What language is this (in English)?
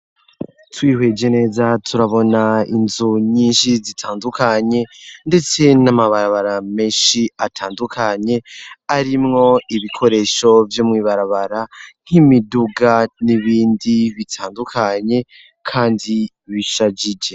Rundi